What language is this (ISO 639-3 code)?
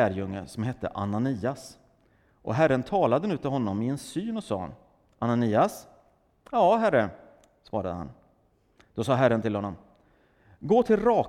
swe